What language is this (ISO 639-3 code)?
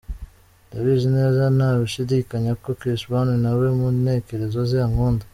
kin